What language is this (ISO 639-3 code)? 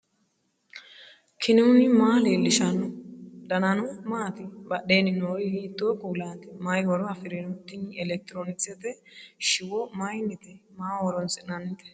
sid